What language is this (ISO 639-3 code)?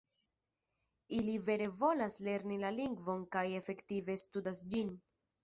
epo